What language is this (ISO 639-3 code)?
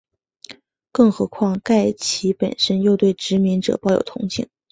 zho